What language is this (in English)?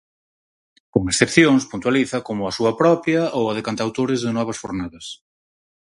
Galician